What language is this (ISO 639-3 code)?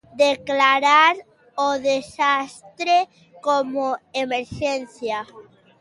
glg